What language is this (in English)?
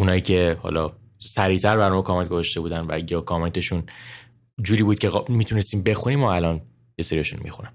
Persian